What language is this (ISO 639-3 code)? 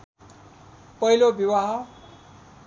nep